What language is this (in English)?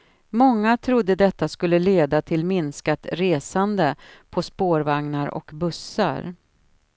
Swedish